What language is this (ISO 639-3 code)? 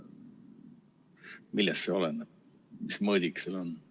est